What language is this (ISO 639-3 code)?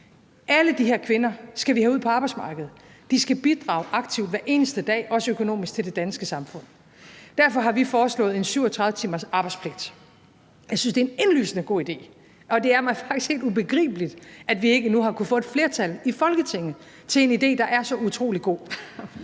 dan